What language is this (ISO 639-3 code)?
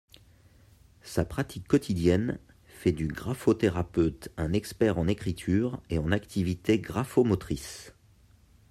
fra